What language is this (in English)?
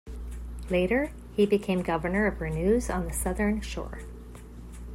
English